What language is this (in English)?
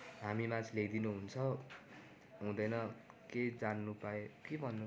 Nepali